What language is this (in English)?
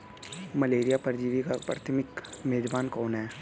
Hindi